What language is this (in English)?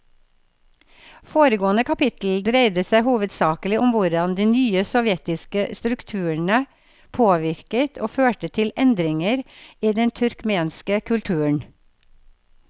Norwegian